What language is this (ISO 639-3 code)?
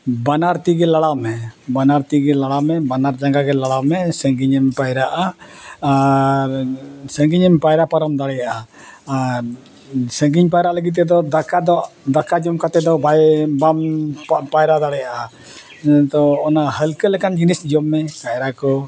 sat